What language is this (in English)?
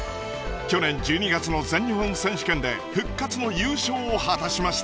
Japanese